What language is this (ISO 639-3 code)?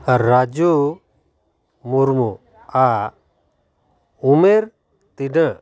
sat